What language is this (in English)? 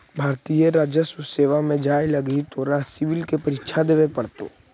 Magahi